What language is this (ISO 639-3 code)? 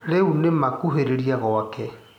kik